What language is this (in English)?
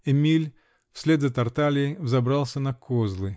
Russian